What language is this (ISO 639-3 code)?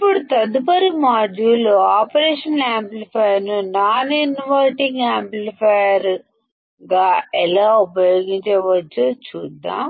tel